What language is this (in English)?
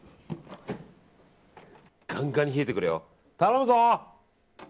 Japanese